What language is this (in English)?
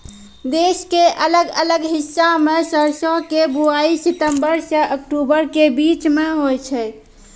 Maithili